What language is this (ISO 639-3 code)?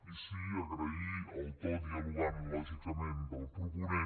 cat